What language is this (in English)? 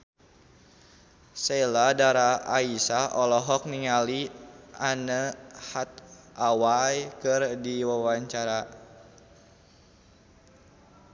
Sundanese